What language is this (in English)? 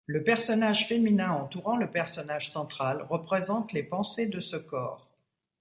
French